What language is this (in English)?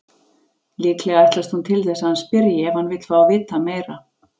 Icelandic